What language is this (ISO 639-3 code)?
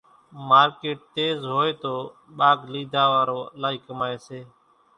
gjk